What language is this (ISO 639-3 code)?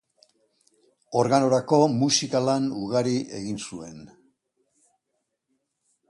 eus